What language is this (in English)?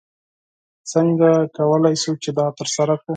Pashto